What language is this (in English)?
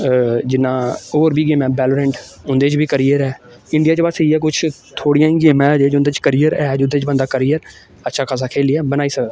Dogri